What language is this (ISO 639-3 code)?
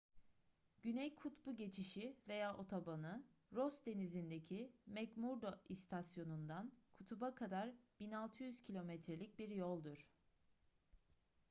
tur